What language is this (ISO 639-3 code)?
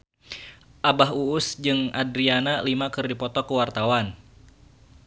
sun